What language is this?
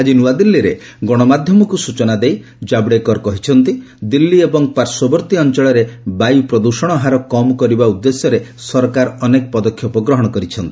Odia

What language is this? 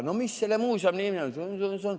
Estonian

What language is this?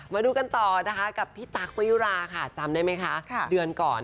Thai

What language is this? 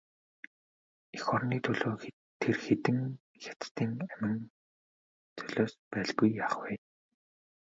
Mongolian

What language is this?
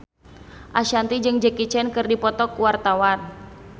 Sundanese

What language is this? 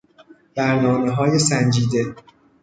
Persian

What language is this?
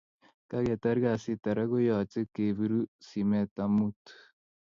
Kalenjin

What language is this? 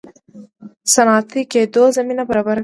Pashto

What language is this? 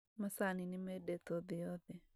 Kikuyu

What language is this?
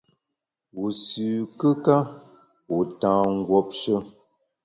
Bamun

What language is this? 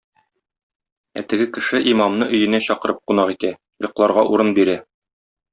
Tatar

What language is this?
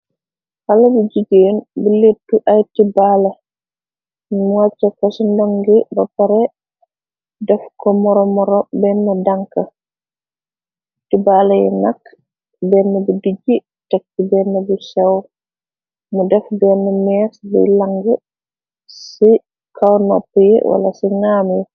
Wolof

